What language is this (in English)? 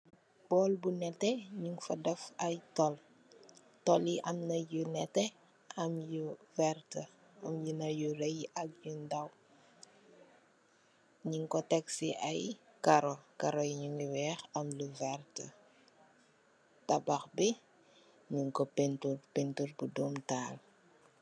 Wolof